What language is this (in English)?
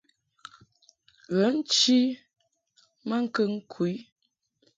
Mungaka